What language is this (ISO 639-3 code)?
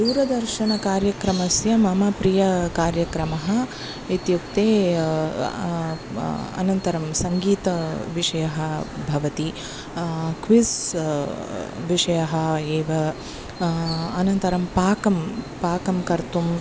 san